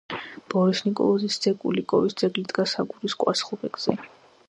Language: Georgian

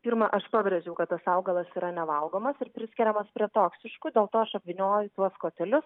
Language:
Lithuanian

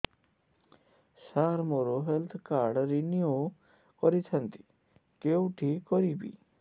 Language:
Odia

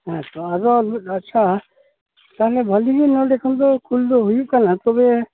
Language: Santali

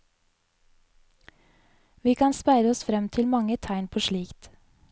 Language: Norwegian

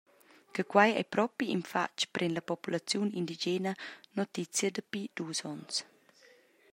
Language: Romansh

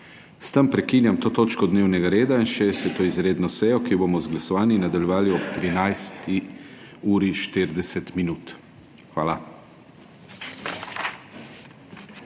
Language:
Slovenian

